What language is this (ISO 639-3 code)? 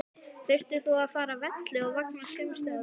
isl